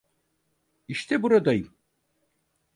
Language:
Turkish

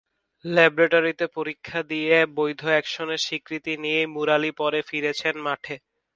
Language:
Bangla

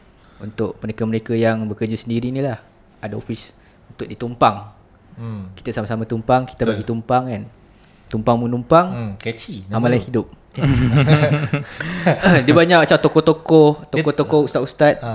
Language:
Malay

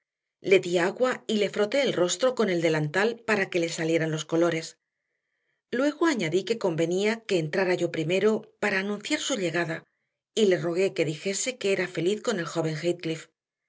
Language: Spanish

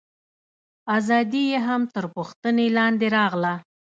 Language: Pashto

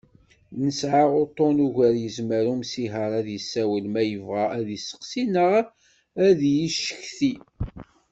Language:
Kabyle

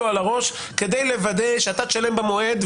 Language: Hebrew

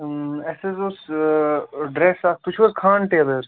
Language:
Kashmiri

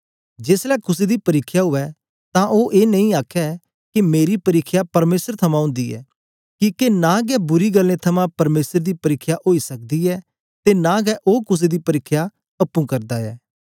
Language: Dogri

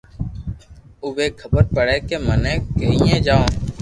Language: Loarki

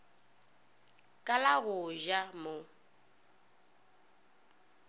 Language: Northern Sotho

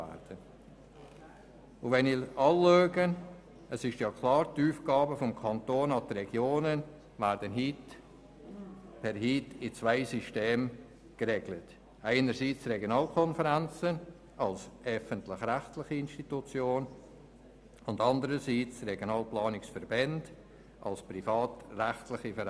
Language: Swiss German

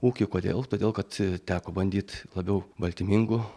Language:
Lithuanian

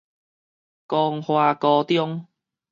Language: Min Nan Chinese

